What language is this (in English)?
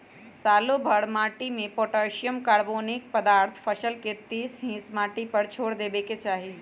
Magahi